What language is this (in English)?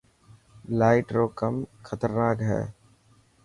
Dhatki